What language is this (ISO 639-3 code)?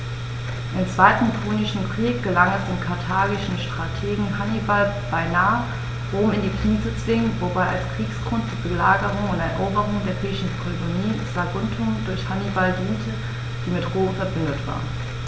deu